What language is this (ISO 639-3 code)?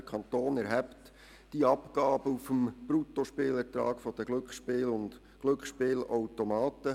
gsw